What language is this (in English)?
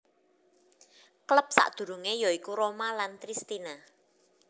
Javanese